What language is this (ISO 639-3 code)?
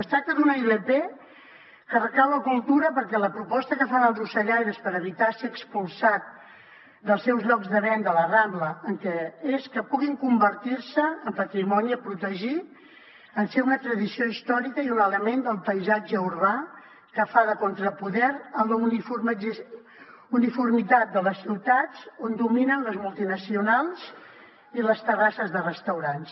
cat